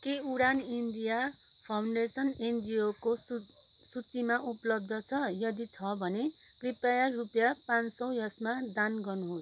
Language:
Nepali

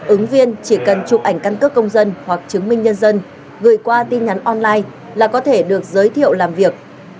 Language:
Vietnamese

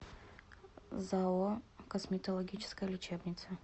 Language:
Russian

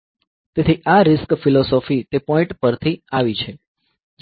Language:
Gujarati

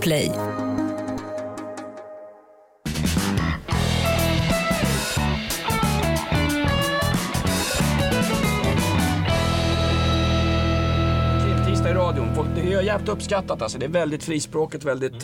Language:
Swedish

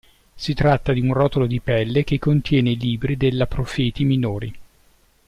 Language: Italian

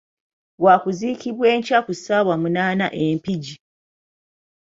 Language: Ganda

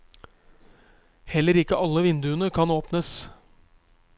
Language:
Norwegian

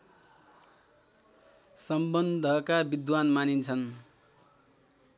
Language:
Nepali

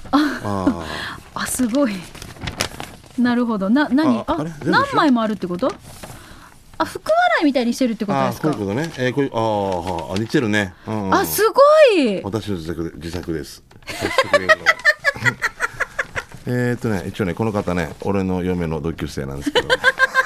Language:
Japanese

